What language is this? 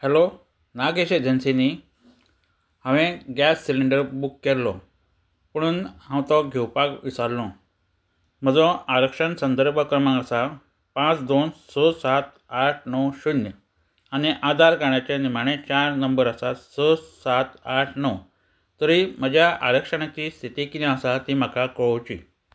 Konkani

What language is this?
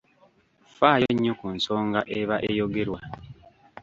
Ganda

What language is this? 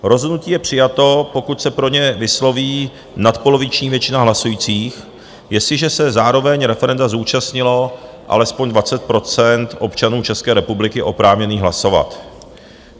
Czech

